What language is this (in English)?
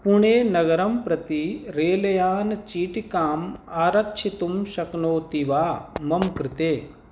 Sanskrit